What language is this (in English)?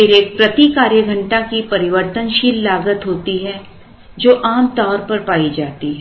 Hindi